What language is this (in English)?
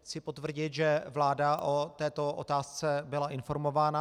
Czech